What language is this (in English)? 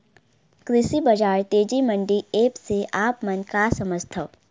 Chhattisgarhi